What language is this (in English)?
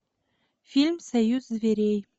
Russian